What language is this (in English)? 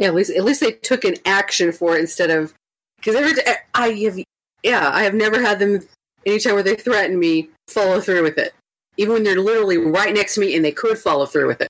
English